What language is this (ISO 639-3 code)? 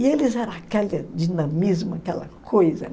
por